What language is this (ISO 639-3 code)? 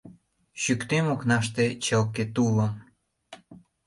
chm